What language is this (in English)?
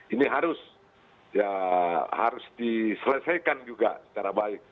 Indonesian